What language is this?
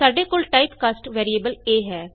Punjabi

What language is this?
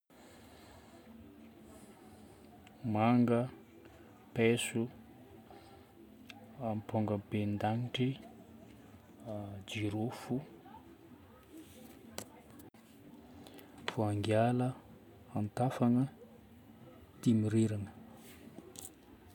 Northern Betsimisaraka Malagasy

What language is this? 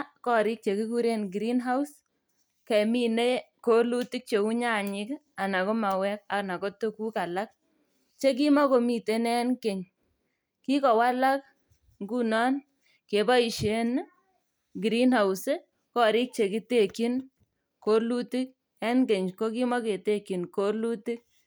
Kalenjin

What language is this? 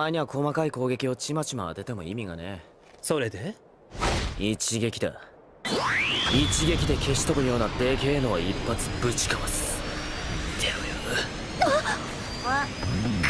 Japanese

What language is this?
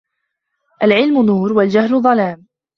Arabic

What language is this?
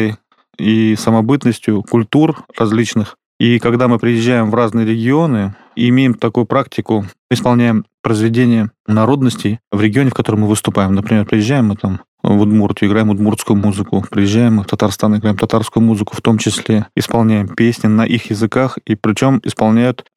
Russian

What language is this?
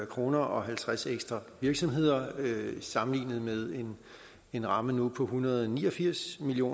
Danish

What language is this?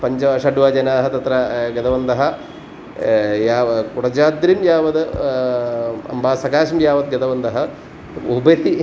Sanskrit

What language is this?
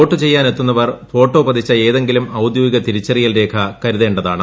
Malayalam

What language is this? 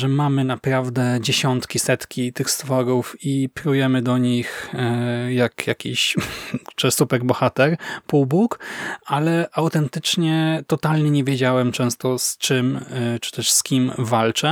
Polish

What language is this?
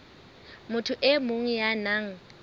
Southern Sotho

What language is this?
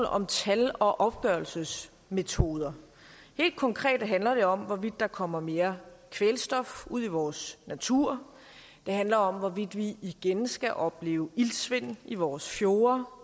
Danish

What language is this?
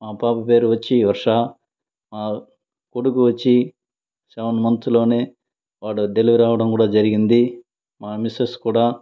Telugu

